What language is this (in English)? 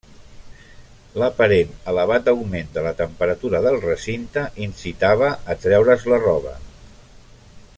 Catalan